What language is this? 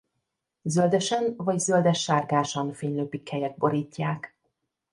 Hungarian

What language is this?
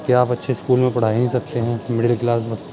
Urdu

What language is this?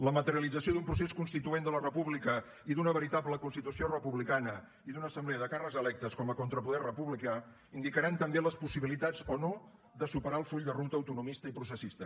Catalan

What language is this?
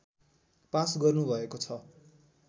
Nepali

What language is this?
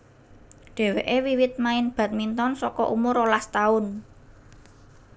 Javanese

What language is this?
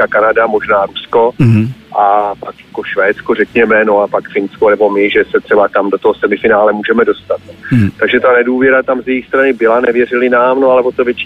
Czech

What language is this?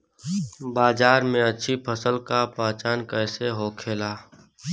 Bhojpuri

